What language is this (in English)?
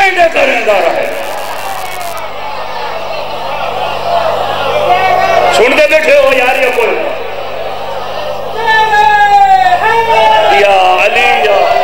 Arabic